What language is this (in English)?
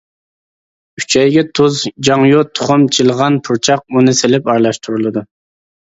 Uyghur